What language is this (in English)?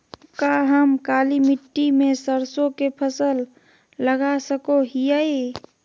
Magahi